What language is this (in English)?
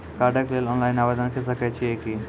Maithili